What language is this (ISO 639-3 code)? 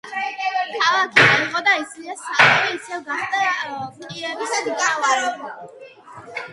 kat